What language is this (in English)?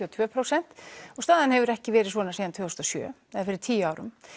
Icelandic